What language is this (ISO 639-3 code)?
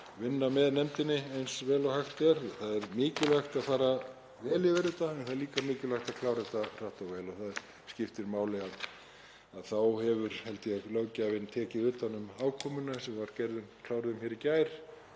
isl